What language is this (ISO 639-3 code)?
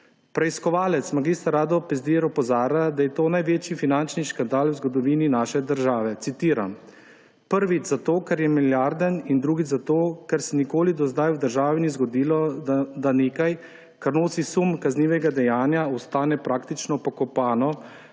slv